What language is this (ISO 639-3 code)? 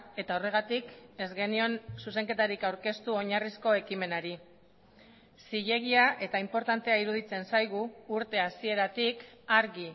eus